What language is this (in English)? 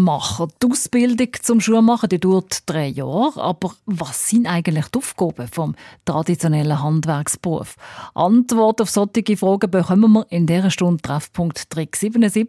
German